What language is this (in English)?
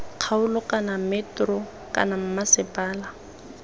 Tswana